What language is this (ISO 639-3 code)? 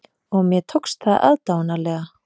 isl